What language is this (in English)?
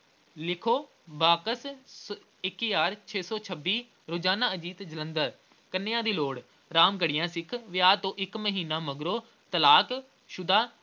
Punjabi